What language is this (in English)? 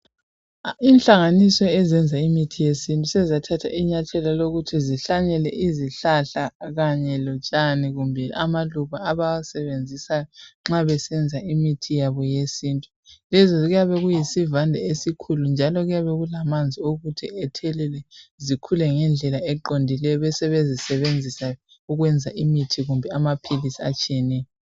North Ndebele